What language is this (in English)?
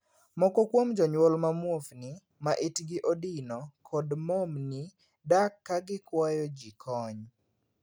Luo (Kenya and Tanzania)